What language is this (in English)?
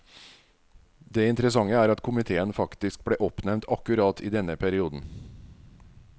Norwegian